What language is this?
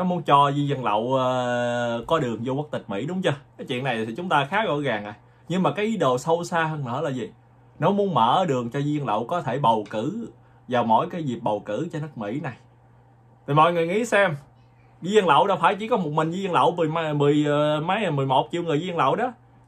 Vietnamese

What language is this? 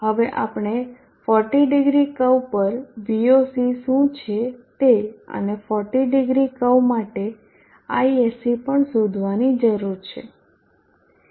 Gujarati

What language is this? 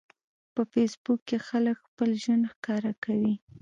Pashto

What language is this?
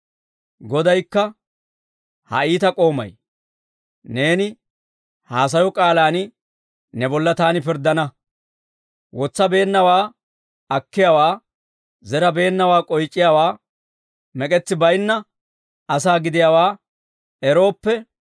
Dawro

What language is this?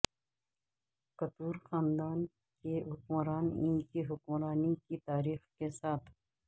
Urdu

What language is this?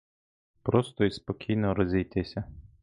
Ukrainian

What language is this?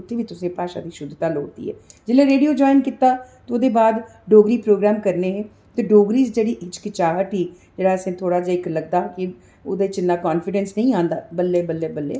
Dogri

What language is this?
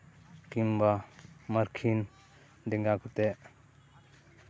Santali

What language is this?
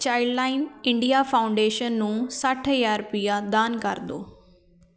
Punjabi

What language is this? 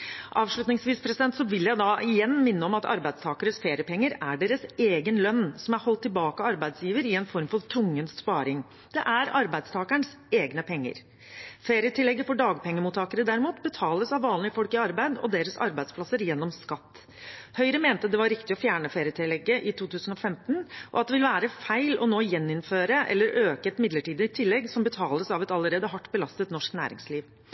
Norwegian Bokmål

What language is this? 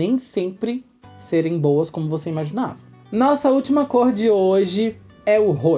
Portuguese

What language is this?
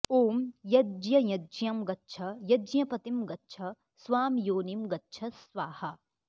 Sanskrit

